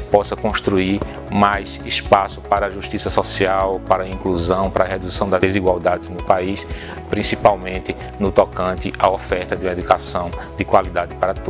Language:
Portuguese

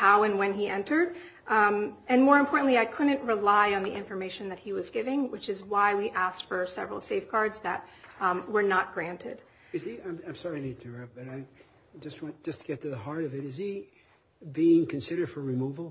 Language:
English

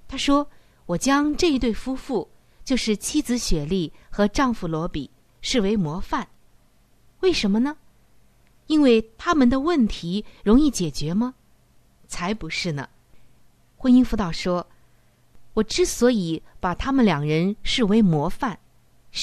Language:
Chinese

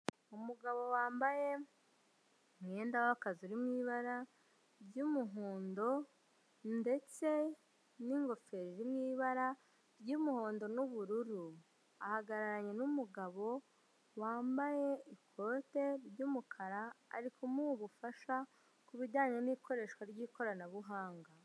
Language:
Kinyarwanda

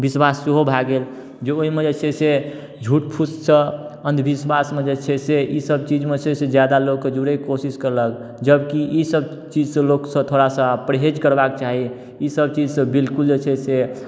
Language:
Maithili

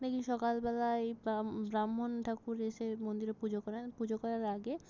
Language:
Bangla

